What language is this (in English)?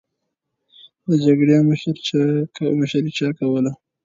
Pashto